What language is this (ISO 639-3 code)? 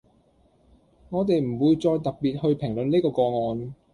yue